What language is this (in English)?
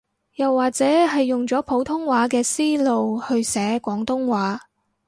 Cantonese